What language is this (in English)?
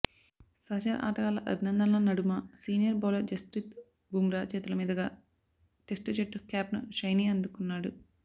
Telugu